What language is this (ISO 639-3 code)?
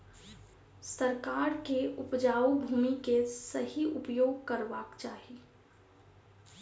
mai